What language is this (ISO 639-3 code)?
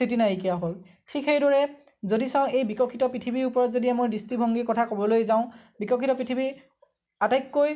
asm